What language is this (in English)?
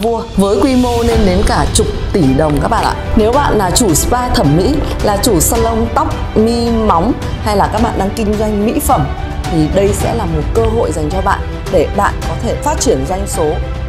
Vietnamese